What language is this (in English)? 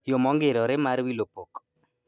Luo (Kenya and Tanzania)